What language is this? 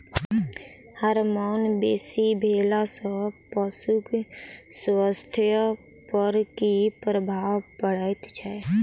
Maithili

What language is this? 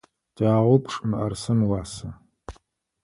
Adyghe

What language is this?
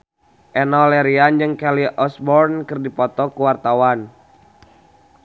Sundanese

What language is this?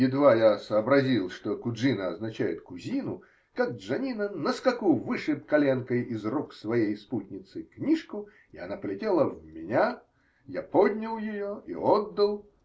Russian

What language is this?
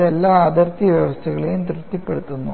Malayalam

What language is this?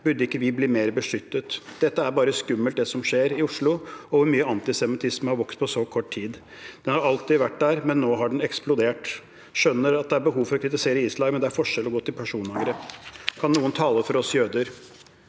Norwegian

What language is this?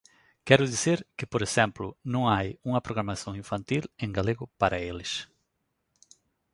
Galician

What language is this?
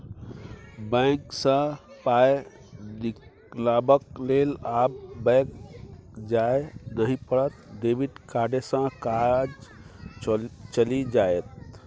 Maithili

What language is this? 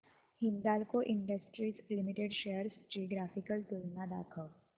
Marathi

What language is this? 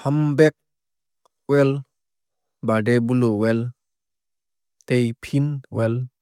Kok Borok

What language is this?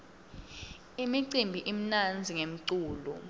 Swati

